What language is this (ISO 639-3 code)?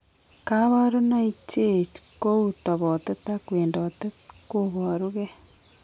kln